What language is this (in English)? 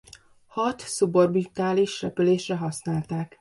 Hungarian